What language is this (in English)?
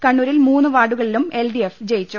Malayalam